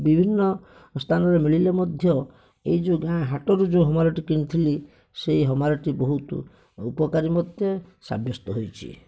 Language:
Odia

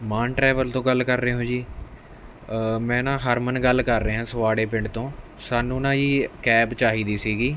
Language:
Punjabi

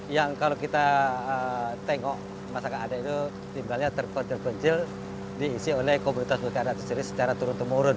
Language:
Indonesian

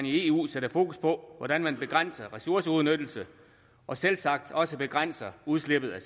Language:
Danish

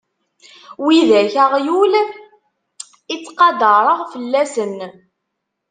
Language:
Kabyle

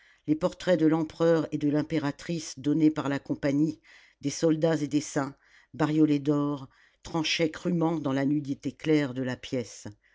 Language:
French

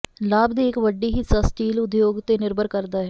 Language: Punjabi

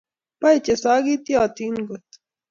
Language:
Kalenjin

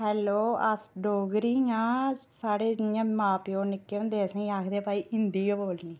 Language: Dogri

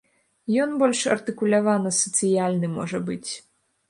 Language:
Belarusian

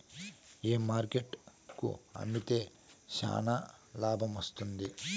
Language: Telugu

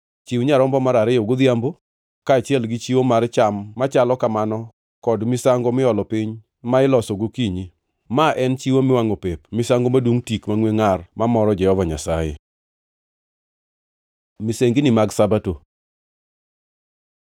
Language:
Luo (Kenya and Tanzania)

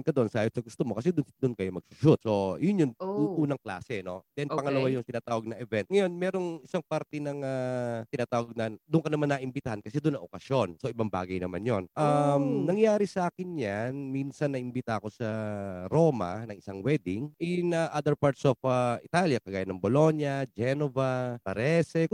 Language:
Filipino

